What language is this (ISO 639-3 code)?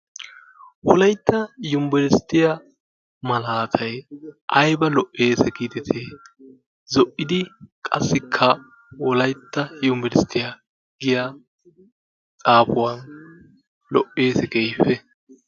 wal